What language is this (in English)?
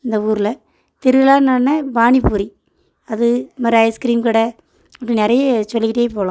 Tamil